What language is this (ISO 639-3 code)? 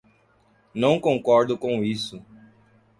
por